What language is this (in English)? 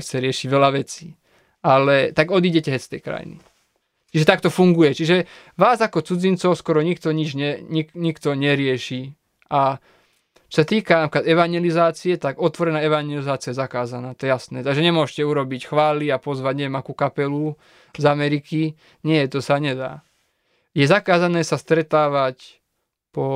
Slovak